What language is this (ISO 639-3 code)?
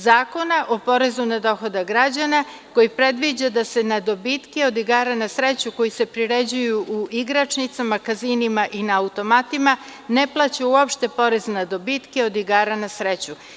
srp